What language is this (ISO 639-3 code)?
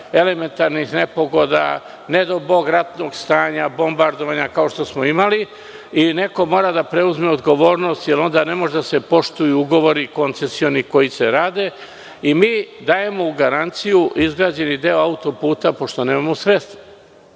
srp